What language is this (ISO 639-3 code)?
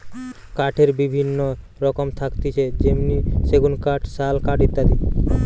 ben